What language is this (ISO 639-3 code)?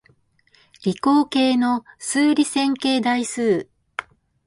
jpn